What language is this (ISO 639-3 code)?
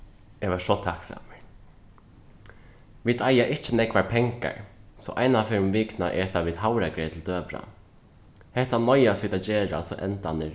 fao